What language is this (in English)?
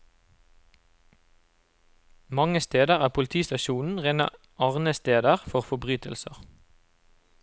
Norwegian